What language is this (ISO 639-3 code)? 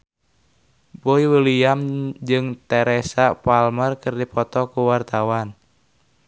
sun